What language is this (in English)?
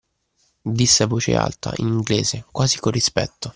Italian